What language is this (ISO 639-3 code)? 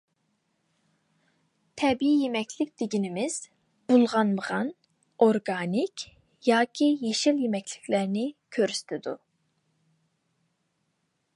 uig